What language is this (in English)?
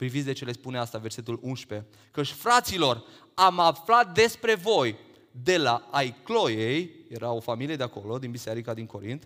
Romanian